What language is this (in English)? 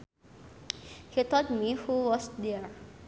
Sundanese